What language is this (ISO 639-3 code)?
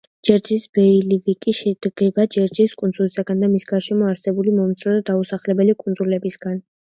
kat